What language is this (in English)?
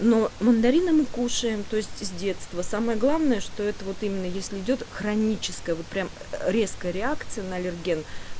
Russian